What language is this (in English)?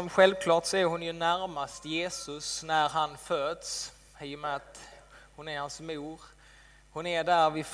Swedish